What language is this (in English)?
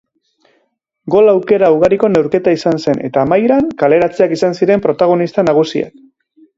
Basque